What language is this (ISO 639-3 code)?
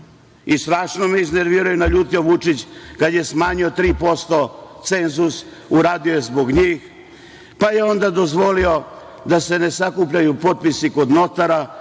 srp